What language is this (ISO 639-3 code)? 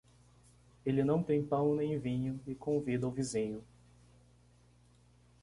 por